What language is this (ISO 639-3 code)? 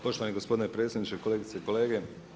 hrv